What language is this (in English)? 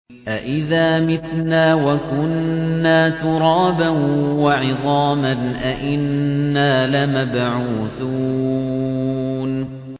Arabic